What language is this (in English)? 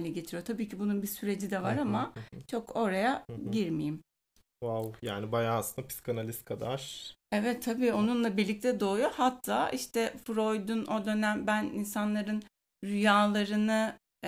Turkish